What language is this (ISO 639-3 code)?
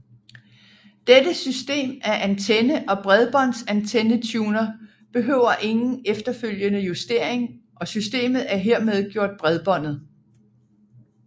dan